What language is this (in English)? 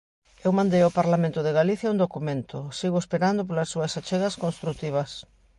Galician